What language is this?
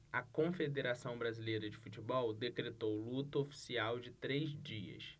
Portuguese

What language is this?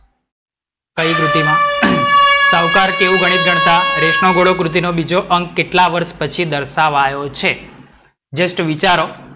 Gujarati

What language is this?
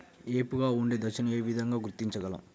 Telugu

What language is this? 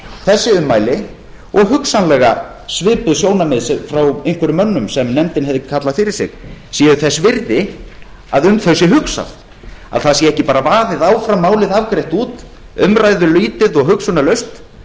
Icelandic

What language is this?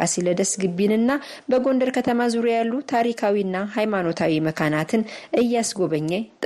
Amharic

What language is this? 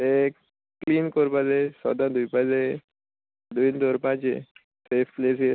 Konkani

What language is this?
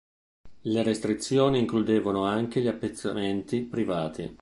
Italian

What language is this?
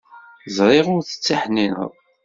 Kabyle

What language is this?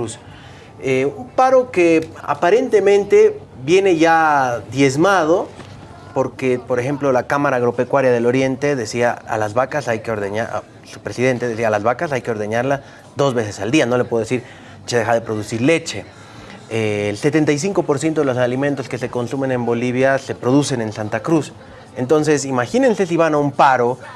Spanish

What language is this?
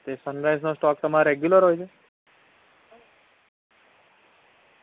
Gujarati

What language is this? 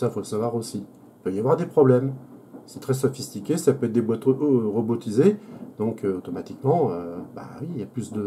French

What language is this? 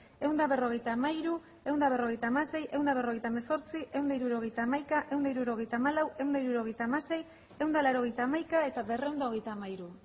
Basque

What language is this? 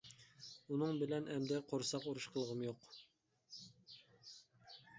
Uyghur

